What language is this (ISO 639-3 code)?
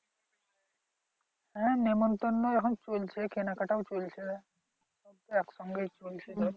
ben